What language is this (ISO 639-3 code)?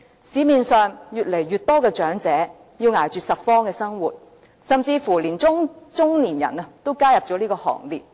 yue